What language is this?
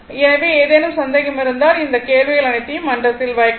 Tamil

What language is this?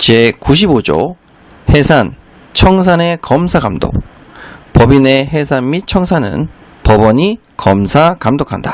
Korean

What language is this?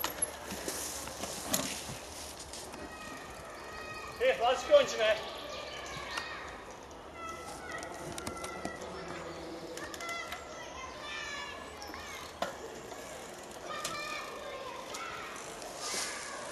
Dutch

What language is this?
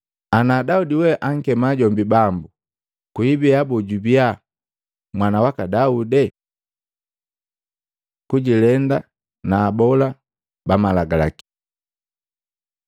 Matengo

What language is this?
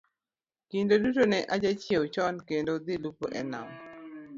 Luo (Kenya and Tanzania)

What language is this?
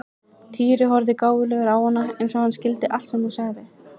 Icelandic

